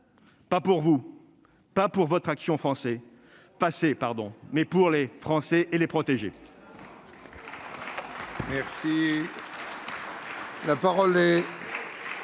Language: French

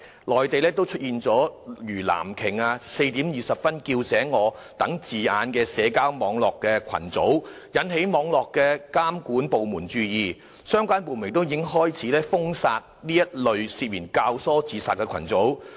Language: Cantonese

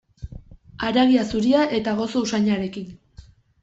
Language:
Basque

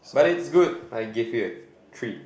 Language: English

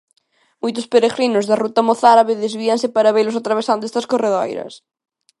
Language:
Galician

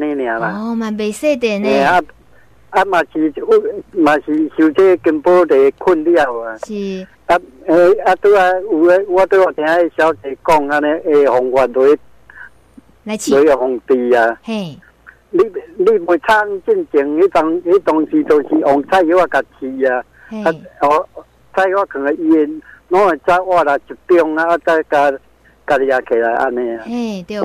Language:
Chinese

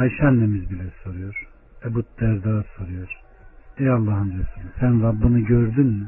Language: Turkish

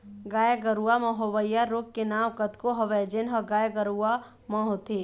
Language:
Chhattisgarhi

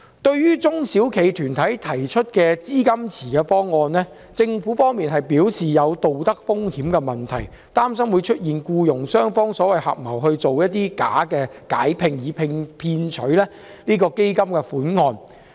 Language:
Cantonese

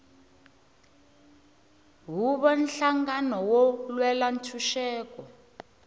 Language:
Tsonga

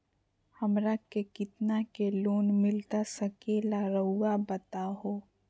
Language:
Magahi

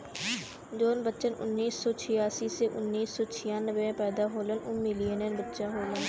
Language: Bhojpuri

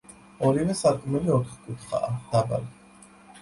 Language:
Georgian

